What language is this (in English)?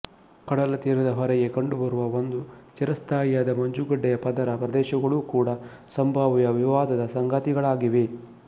Kannada